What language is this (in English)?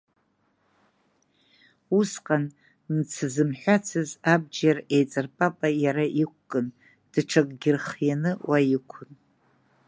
Abkhazian